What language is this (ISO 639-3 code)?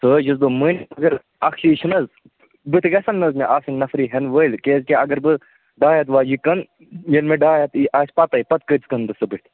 kas